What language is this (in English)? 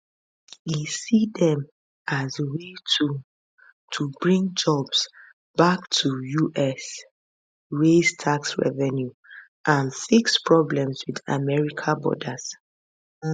Nigerian Pidgin